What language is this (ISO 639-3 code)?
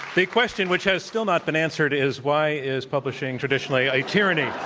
eng